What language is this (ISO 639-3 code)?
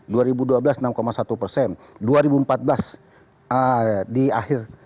ind